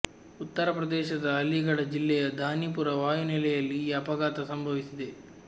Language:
Kannada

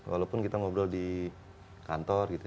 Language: Indonesian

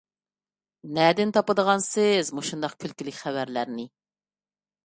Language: Uyghur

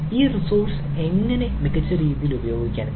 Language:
Malayalam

